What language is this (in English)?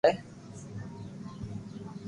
Loarki